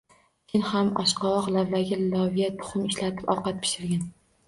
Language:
Uzbek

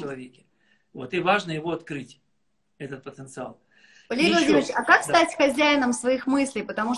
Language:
Russian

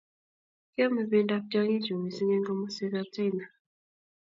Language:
Kalenjin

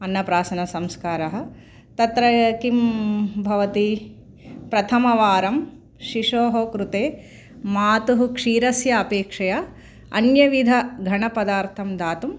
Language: Sanskrit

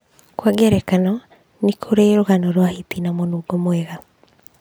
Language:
Kikuyu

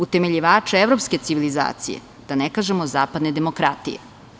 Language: Serbian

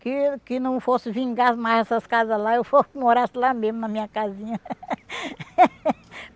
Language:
Portuguese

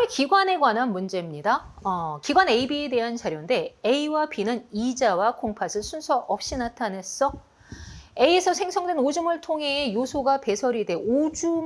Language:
Korean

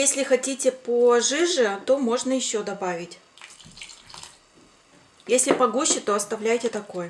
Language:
Russian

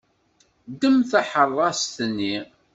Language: Kabyle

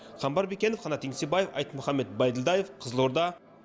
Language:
Kazakh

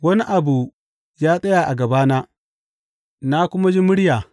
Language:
Hausa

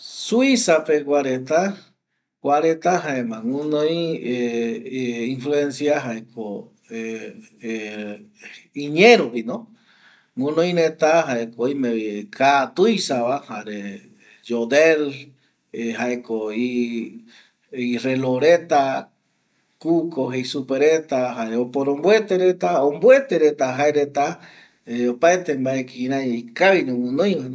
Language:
Eastern Bolivian Guaraní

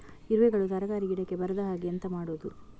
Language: Kannada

